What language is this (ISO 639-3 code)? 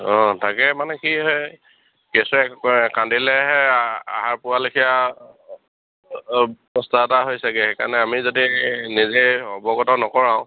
asm